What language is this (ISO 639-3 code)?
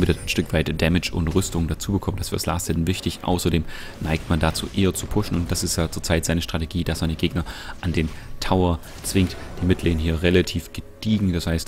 deu